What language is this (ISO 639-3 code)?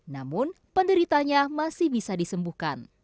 ind